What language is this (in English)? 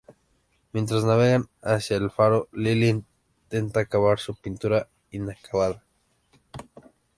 Spanish